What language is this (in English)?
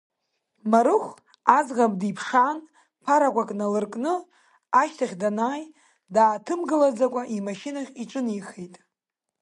Abkhazian